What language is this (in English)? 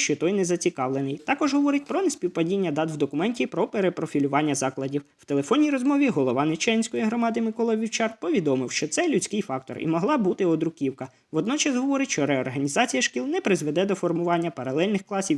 Ukrainian